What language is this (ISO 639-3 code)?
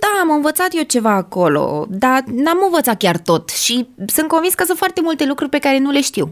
ron